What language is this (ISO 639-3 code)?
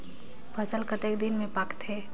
hne